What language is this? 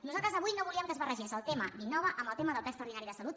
Catalan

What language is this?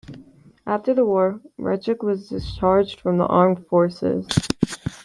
English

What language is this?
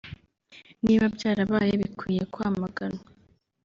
Kinyarwanda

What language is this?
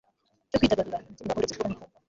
Kinyarwanda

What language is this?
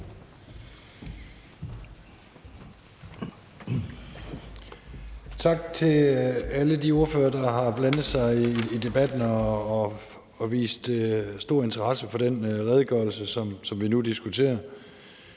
Danish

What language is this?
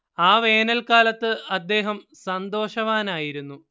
Malayalam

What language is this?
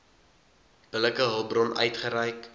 Afrikaans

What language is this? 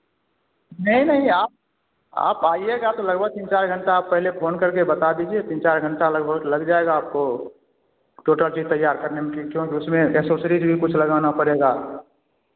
Hindi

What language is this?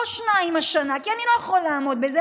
Hebrew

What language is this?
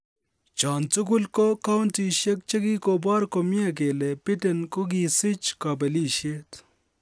Kalenjin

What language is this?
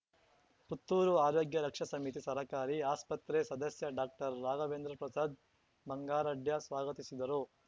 Kannada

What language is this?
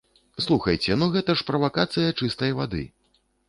Belarusian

